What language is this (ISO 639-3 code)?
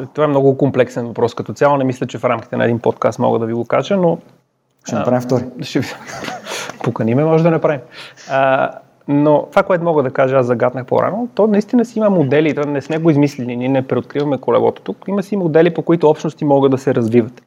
bul